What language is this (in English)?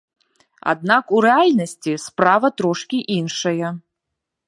Belarusian